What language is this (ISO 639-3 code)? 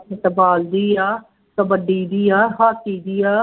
pan